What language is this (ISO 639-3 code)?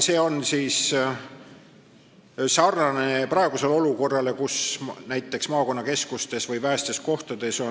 est